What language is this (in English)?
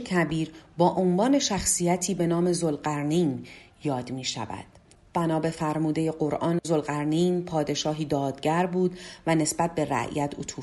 Persian